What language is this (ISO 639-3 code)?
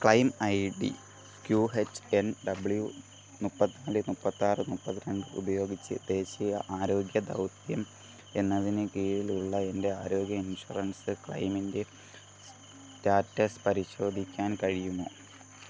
mal